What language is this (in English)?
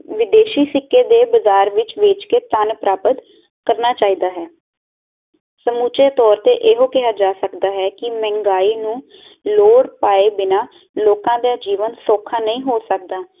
Punjabi